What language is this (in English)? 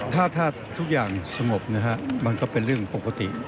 Thai